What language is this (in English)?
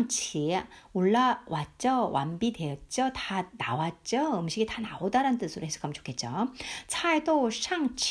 Korean